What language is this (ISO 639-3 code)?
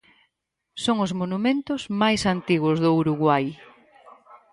glg